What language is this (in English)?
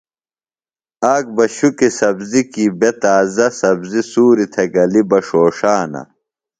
Phalura